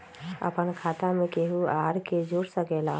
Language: Magahi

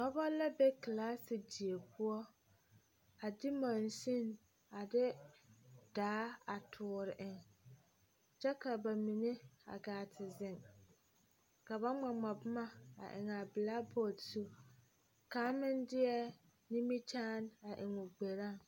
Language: Southern Dagaare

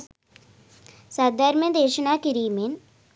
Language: Sinhala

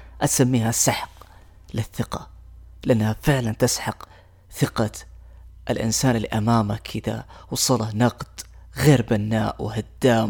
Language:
Arabic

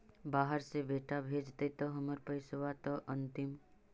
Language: Magahi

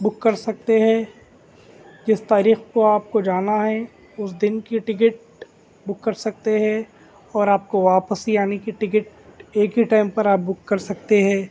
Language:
Urdu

